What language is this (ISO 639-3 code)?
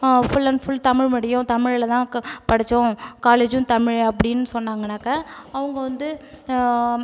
tam